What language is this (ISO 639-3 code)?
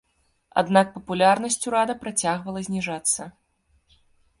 bel